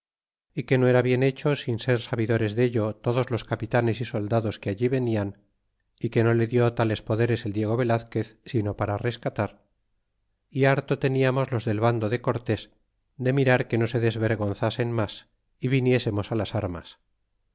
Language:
Spanish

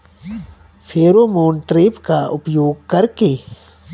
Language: Bhojpuri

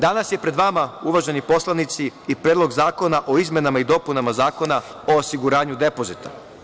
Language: Serbian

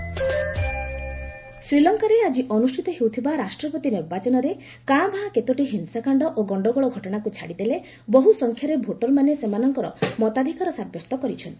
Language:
Odia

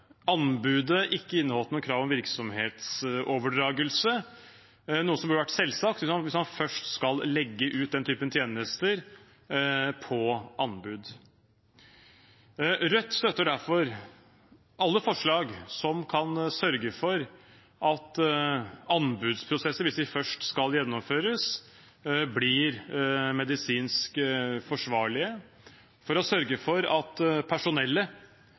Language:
Norwegian Bokmål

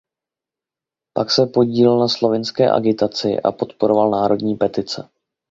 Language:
Czech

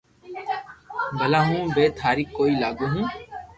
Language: Loarki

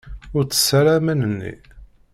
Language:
Kabyle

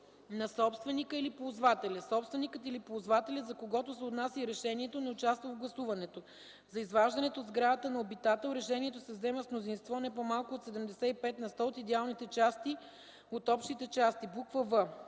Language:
Bulgarian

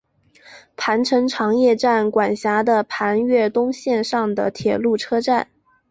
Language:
Chinese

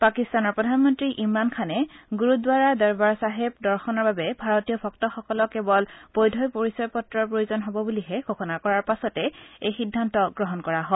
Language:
Assamese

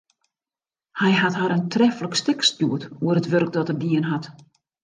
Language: Western Frisian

